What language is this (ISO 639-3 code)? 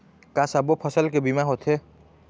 hne